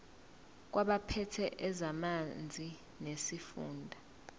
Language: Zulu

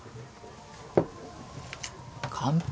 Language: Japanese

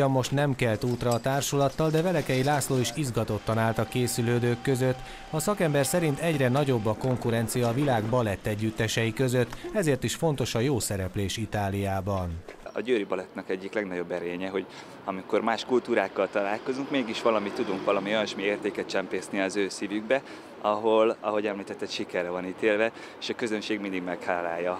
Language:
Hungarian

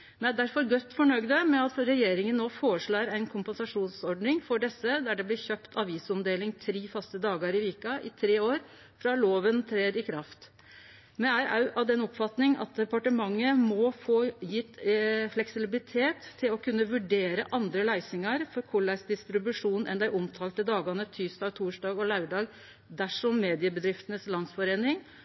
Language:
Norwegian Nynorsk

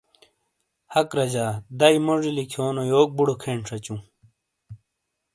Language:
Shina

